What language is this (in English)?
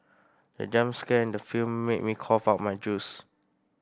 English